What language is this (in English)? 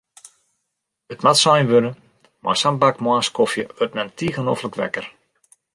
Western Frisian